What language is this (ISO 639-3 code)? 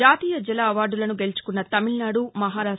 tel